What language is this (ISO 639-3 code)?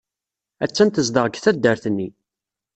kab